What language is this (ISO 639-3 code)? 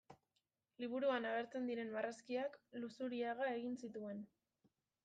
eus